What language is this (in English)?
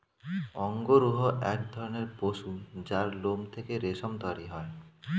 Bangla